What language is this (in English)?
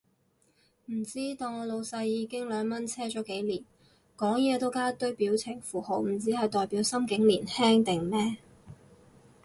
Cantonese